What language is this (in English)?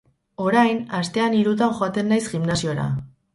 Basque